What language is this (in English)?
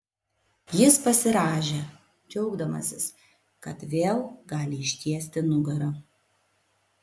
Lithuanian